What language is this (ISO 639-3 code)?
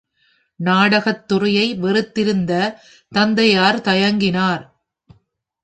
tam